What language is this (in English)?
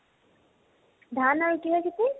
Assamese